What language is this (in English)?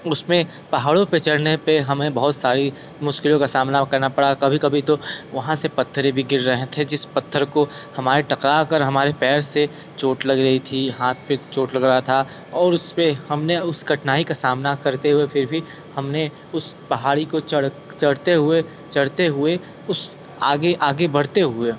Hindi